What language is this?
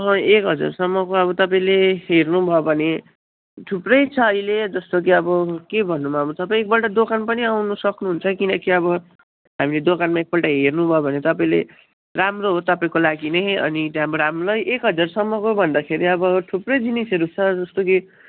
Nepali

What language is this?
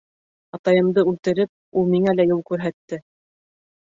Bashkir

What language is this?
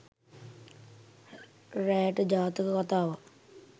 Sinhala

